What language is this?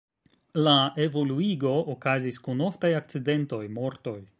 Esperanto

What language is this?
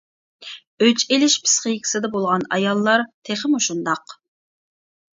Uyghur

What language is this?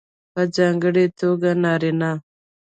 Pashto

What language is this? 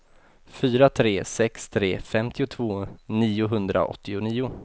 Swedish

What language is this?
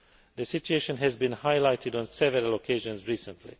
English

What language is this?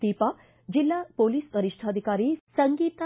Kannada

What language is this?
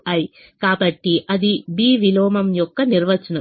Telugu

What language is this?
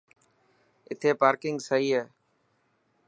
Dhatki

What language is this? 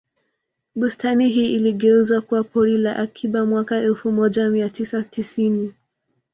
Swahili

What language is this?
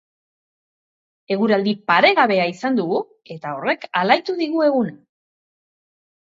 Basque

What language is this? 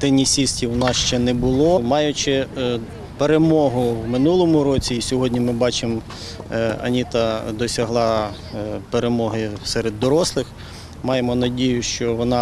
Ukrainian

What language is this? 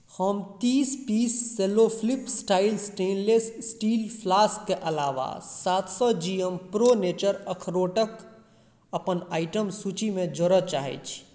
Maithili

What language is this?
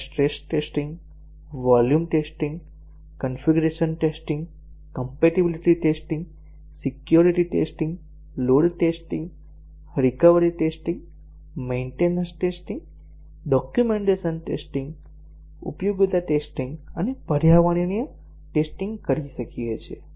Gujarati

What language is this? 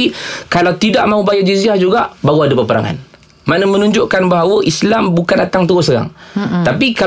Malay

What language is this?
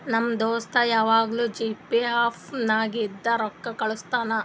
Kannada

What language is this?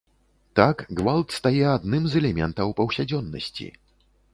Belarusian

